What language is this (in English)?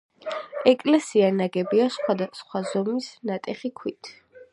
Georgian